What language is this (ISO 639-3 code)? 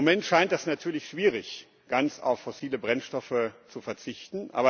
deu